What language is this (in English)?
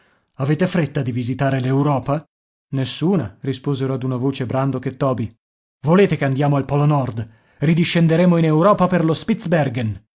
Italian